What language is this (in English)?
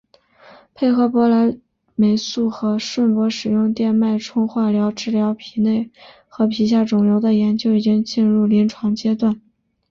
Chinese